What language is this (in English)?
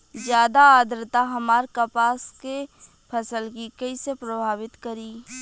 Bhojpuri